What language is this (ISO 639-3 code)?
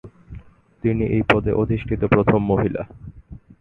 ben